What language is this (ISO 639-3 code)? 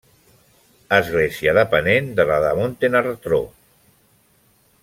cat